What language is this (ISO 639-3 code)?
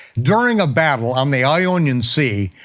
eng